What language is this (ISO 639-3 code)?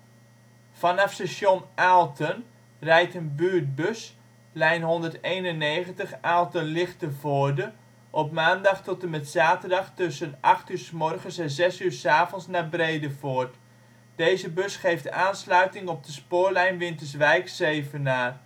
nld